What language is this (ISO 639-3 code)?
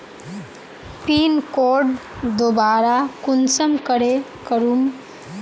mag